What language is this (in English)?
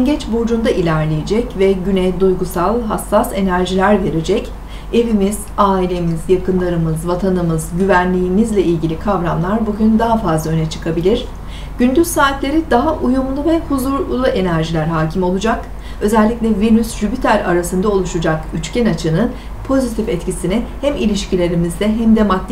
Turkish